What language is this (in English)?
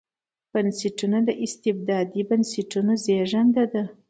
Pashto